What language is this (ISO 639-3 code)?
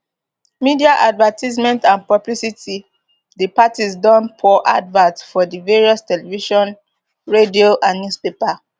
pcm